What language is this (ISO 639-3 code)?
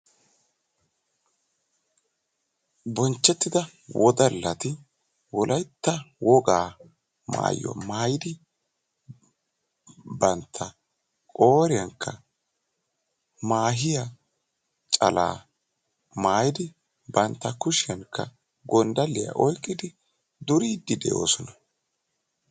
wal